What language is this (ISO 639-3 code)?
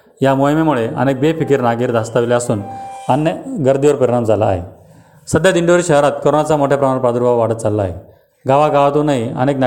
mar